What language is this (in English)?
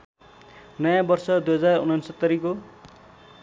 Nepali